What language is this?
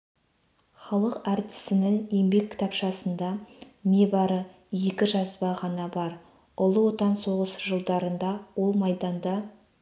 Kazakh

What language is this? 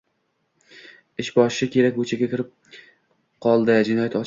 Uzbek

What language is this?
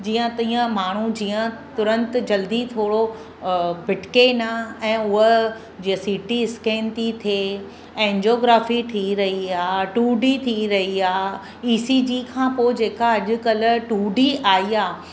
Sindhi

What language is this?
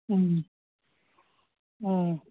Manipuri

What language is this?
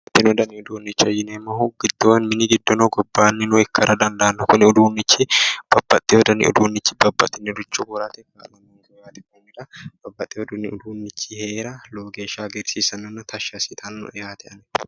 Sidamo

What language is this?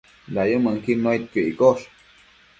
Matsés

